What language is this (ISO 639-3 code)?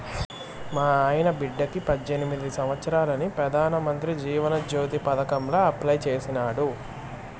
tel